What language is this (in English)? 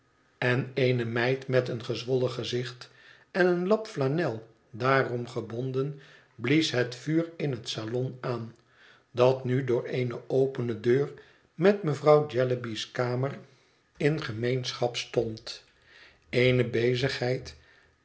Dutch